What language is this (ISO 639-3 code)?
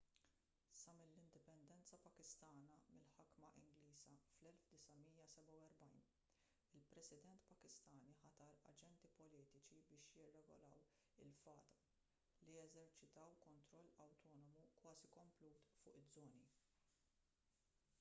mlt